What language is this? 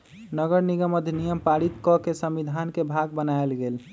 Magahi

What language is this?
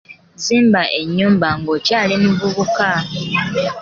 Ganda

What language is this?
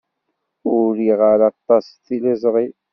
Kabyle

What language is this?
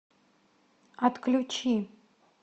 Russian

